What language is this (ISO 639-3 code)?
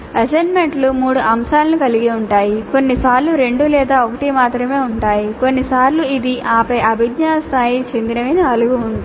tel